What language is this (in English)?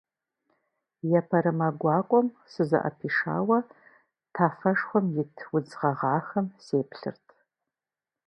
Kabardian